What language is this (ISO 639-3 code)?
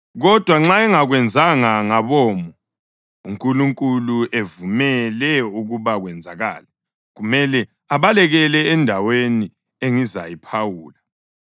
nde